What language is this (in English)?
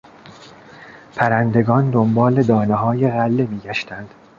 Persian